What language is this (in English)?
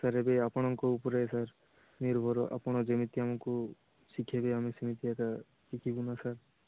Odia